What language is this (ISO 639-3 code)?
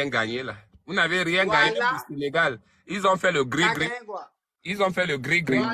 fra